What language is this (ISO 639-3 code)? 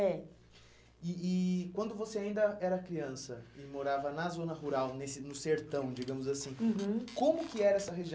por